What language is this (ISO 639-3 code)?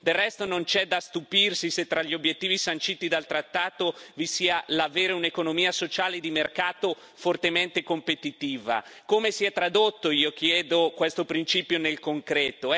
ita